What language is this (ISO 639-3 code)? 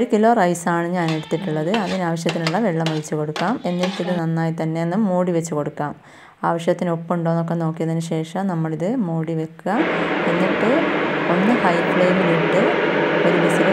ara